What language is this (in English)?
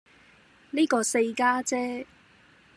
Cantonese